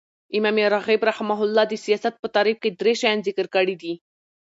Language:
Pashto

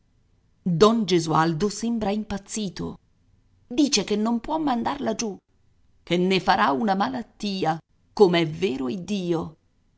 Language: Italian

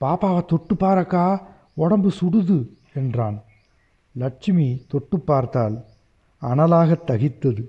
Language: Tamil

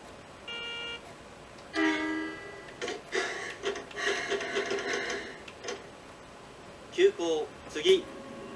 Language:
Japanese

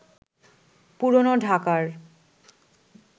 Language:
Bangla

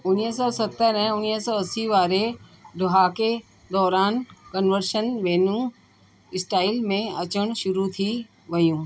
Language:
Sindhi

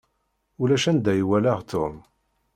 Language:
Kabyle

